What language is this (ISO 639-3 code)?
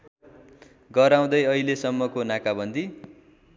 nep